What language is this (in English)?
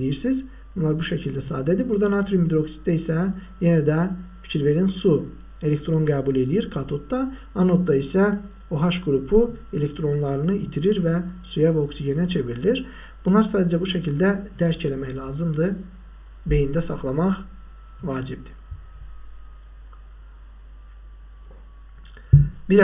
Turkish